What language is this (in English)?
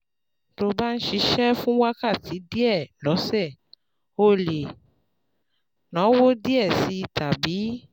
Yoruba